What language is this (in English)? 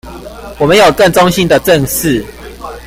Chinese